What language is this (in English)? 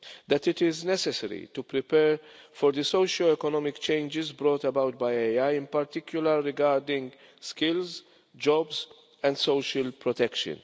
English